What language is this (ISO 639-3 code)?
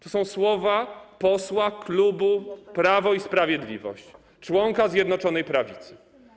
pol